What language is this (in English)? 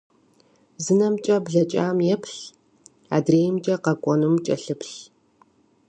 Kabardian